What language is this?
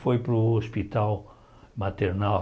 Portuguese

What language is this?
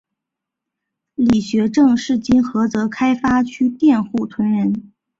Chinese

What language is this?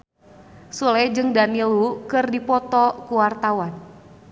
Sundanese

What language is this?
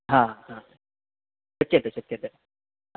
Sanskrit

